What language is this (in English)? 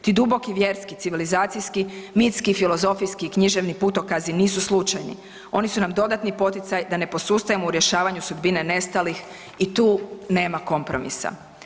Croatian